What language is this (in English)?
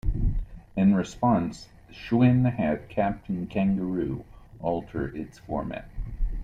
English